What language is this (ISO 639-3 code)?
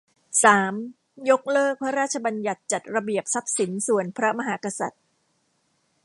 tha